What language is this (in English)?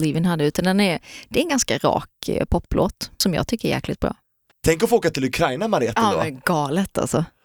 Swedish